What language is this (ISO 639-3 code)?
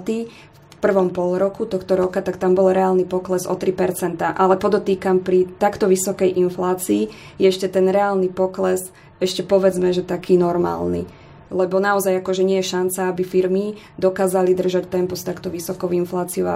slk